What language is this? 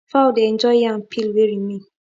Nigerian Pidgin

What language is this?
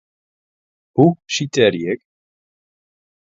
Western Frisian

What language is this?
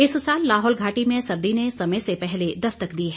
Hindi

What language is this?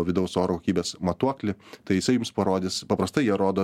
Lithuanian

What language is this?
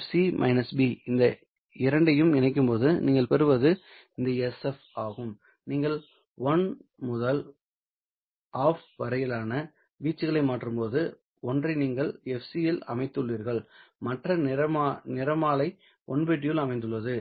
Tamil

